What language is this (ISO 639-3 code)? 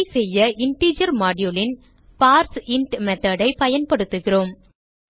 tam